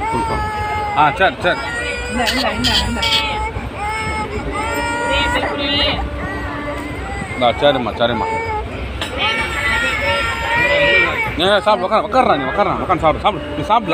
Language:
Arabic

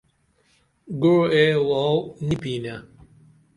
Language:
Dameli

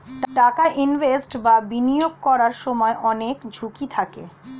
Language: Bangla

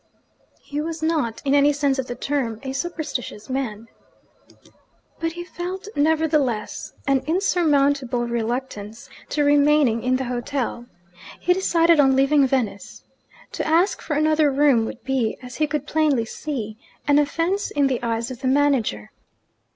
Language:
English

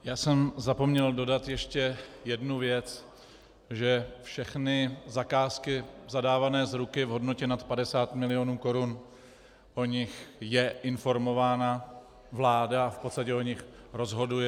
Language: Czech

